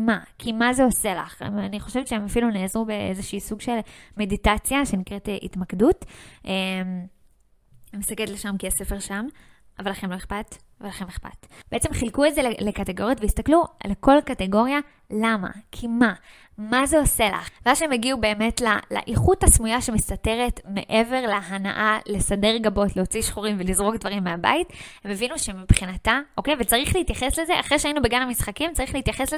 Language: Hebrew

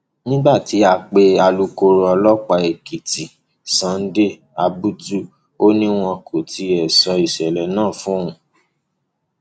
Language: Yoruba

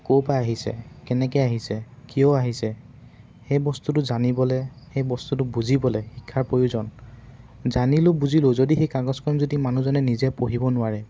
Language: Assamese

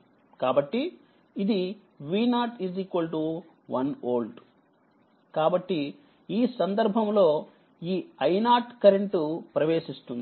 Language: Telugu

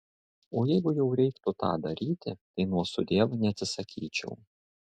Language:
Lithuanian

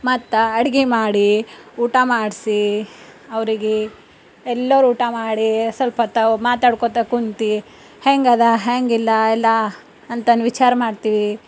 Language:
Kannada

